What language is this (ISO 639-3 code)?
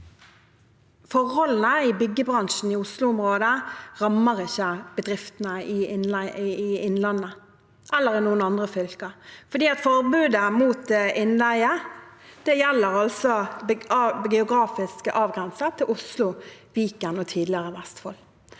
nor